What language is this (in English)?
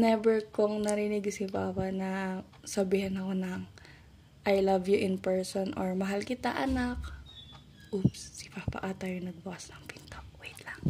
Filipino